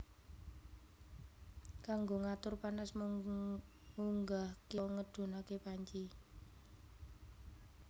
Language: Javanese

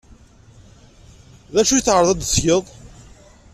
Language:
Kabyle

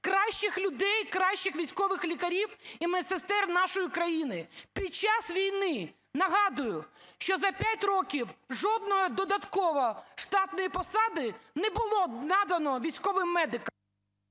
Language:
Ukrainian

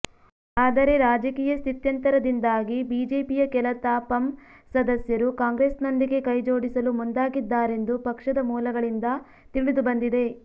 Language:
Kannada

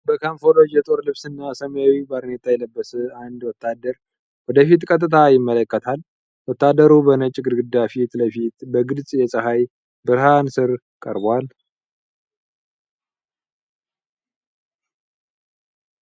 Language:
Amharic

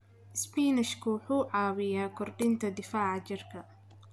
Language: Somali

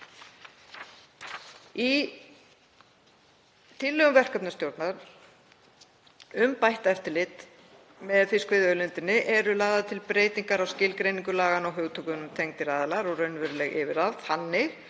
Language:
Icelandic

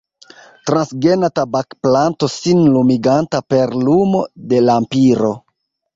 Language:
Esperanto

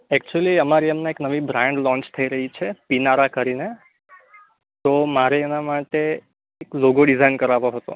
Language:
Gujarati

